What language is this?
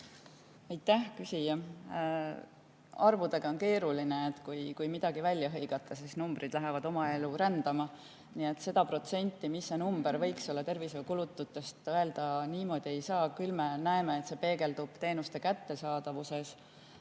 Estonian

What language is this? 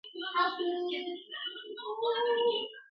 Bebele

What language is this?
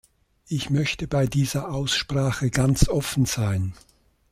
German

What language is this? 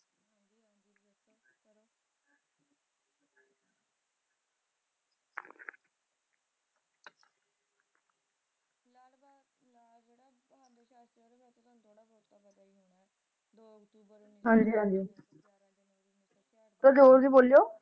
Punjabi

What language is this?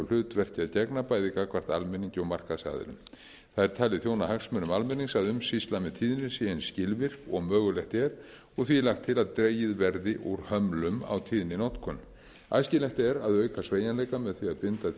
Icelandic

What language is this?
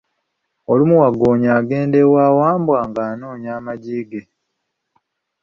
Ganda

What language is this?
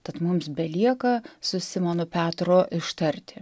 Lithuanian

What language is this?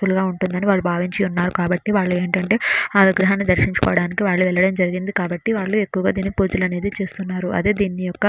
Telugu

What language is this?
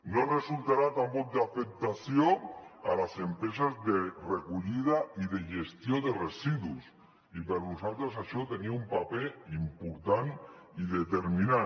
Catalan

